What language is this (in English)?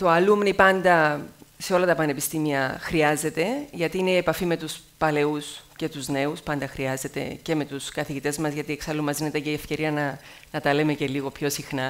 Greek